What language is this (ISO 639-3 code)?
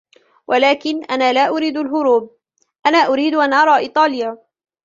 ara